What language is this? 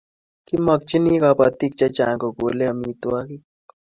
Kalenjin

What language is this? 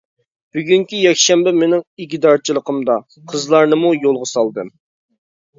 Uyghur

